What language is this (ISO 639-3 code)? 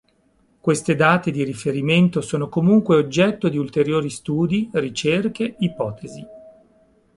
ita